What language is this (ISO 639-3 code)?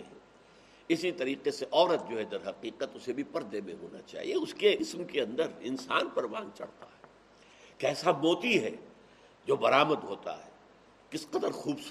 urd